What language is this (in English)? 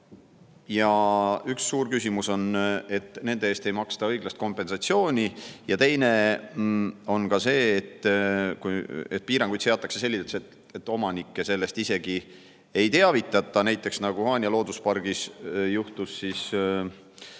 Estonian